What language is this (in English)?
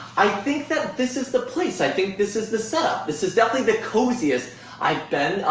English